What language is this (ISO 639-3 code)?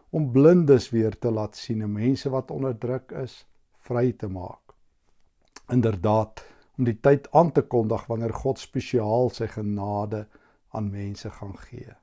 nld